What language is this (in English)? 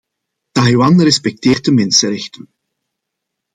Dutch